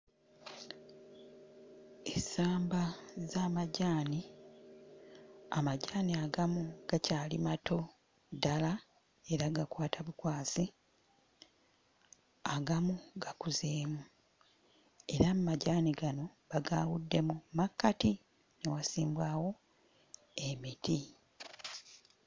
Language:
Ganda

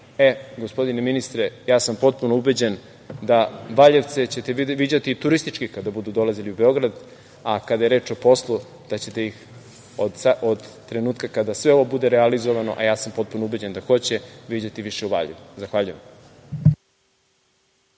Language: Serbian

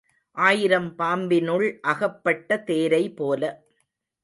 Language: Tamil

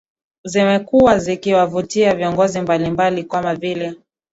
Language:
Swahili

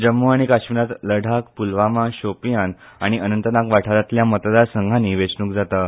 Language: Konkani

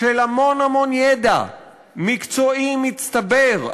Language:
Hebrew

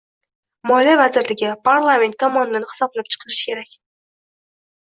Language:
Uzbek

